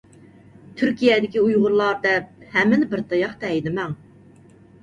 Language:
Uyghur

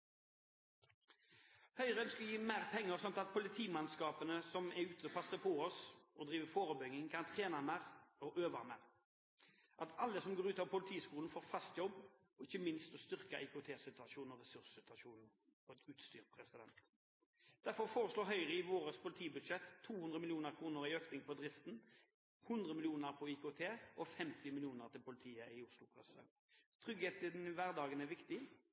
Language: Norwegian Bokmål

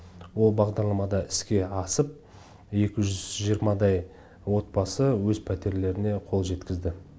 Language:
Kazakh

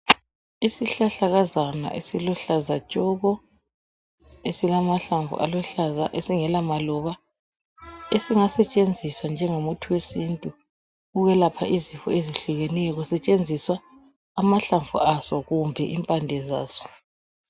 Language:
North Ndebele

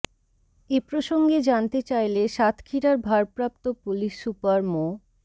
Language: Bangla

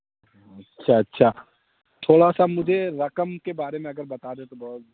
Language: Urdu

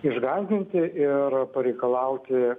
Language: Lithuanian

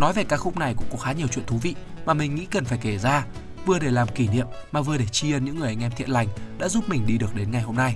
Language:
Vietnamese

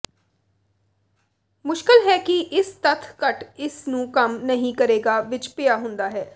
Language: Punjabi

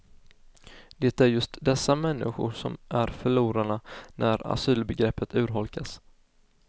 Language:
Swedish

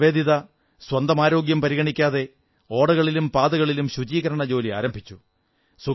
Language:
Malayalam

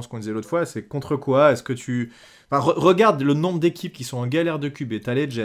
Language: French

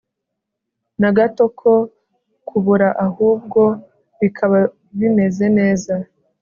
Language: Kinyarwanda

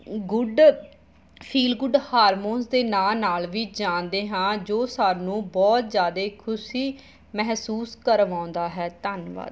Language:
Punjabi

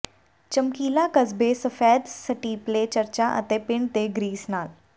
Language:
Punjabi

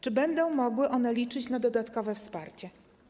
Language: Polish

